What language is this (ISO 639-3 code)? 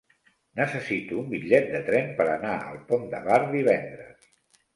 cat